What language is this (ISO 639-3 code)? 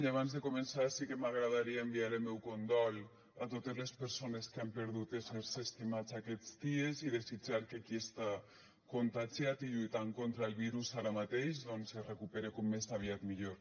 cat